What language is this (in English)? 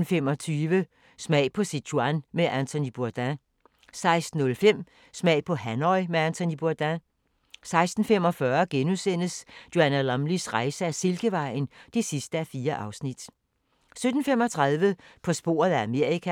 Danish